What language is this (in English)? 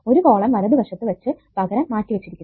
Malayalam